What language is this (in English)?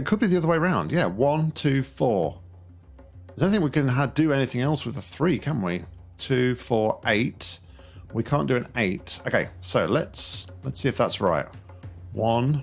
English